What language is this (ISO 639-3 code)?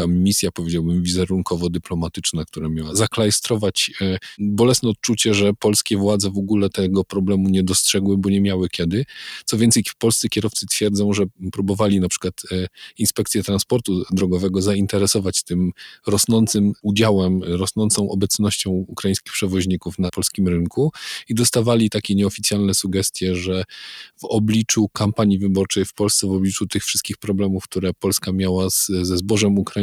pol